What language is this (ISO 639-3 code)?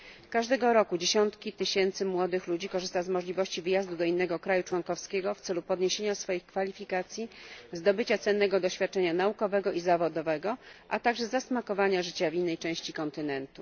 pol